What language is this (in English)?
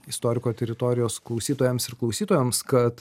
Lithuanian